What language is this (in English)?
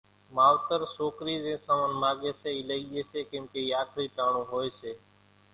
Kachi Koli